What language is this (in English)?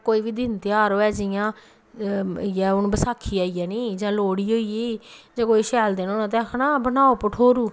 Dogri